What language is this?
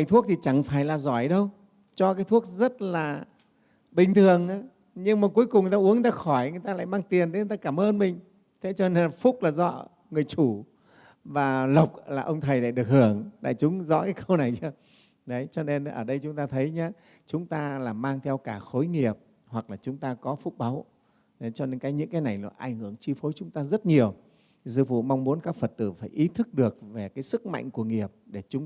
Vietnamese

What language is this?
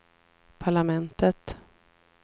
Swedish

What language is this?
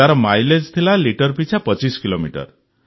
Odia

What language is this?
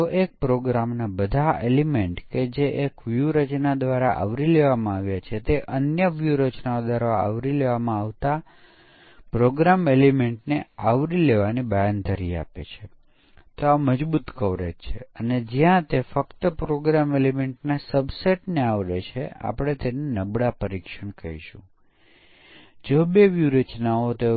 Gujarati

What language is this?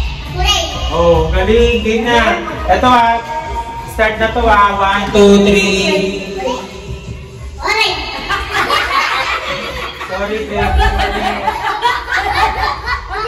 Filipino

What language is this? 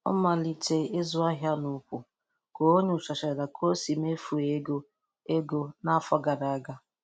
Igbo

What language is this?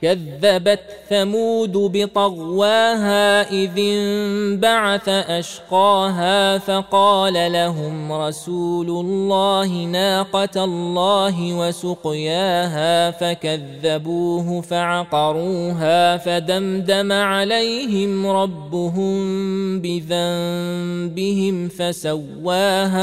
Arabic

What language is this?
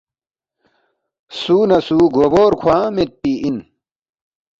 Balti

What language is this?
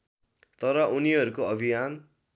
Nepali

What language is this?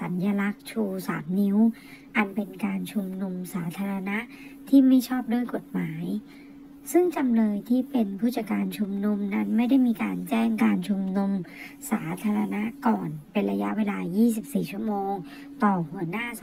Thai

